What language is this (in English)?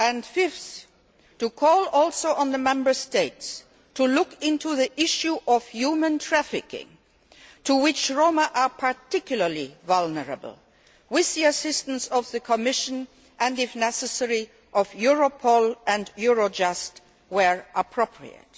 English